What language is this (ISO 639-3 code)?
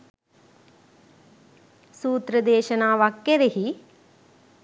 sin